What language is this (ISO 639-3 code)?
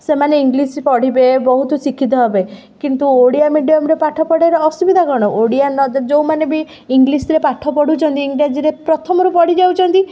ori